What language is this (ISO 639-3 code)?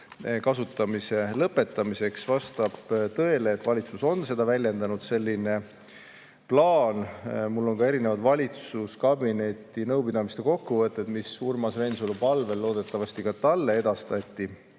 est